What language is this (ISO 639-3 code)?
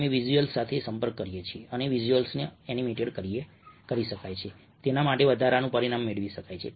guj